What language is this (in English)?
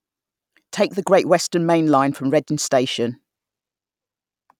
English